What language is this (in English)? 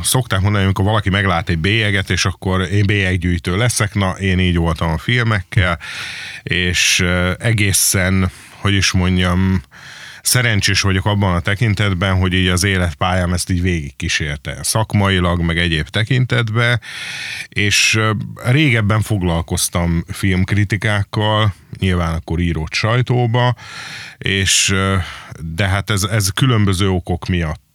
Hungarian